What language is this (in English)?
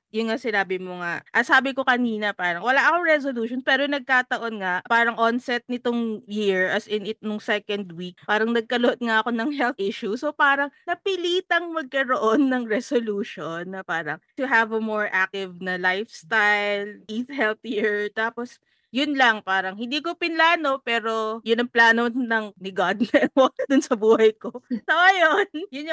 Filipino